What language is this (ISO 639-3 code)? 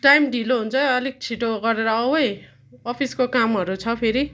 nep